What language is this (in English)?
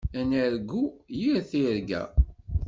Kabyle